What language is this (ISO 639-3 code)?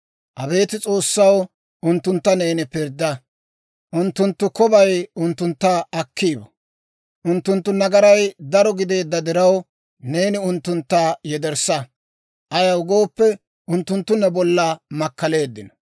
dwr